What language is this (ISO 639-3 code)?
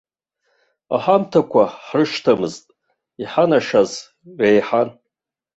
abk